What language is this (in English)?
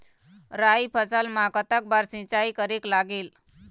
Chhattisgarhi